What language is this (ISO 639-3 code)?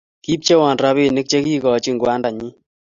kln